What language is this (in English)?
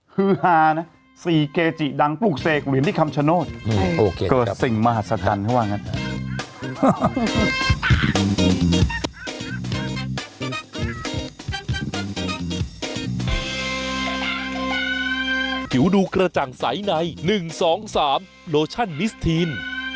Thai